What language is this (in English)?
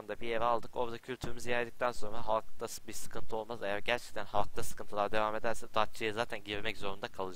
Turkish